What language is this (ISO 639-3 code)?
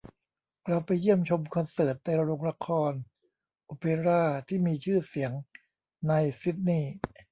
tha